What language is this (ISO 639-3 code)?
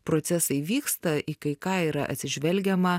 lit